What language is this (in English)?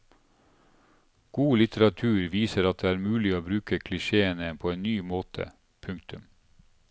Norwegian